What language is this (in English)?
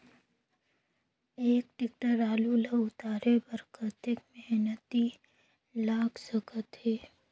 Chhattisgarhi